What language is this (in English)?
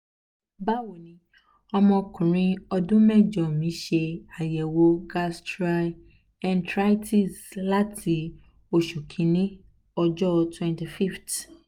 Yoruba